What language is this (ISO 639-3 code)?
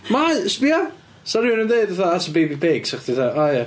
cym